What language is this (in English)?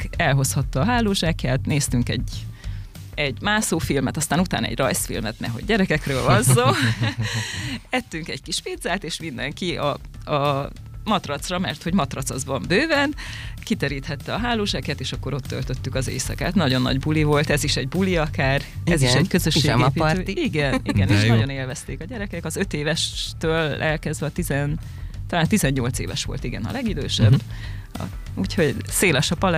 Hungarian